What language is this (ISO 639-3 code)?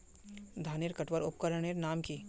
mag